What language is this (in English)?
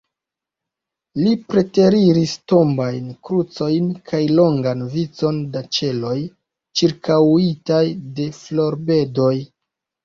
Esperanto